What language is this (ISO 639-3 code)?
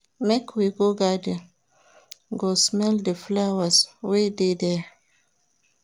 pcm